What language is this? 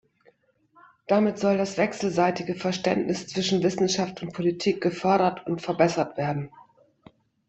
German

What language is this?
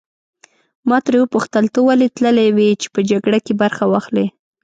Pashto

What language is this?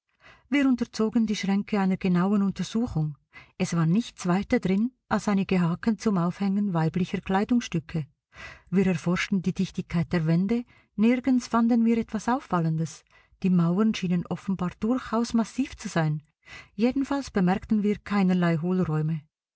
German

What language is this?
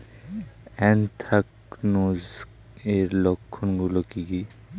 Bangla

